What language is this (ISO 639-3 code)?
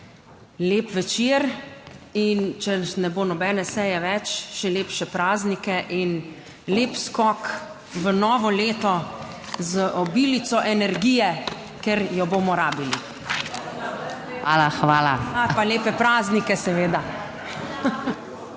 slv